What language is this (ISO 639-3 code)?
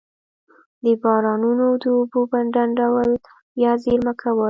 pus